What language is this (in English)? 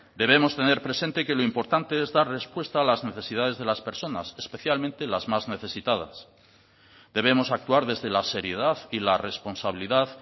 Spanish